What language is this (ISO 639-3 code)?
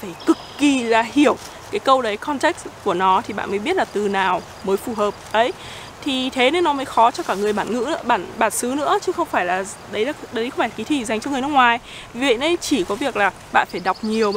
vie